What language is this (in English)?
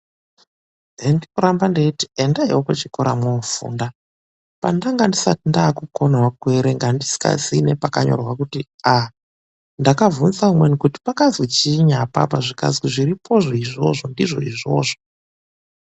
Ndau